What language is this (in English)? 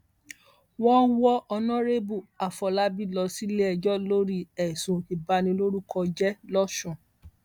Yoruba